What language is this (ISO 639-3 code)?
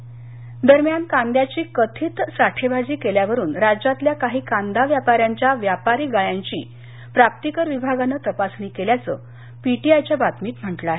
mar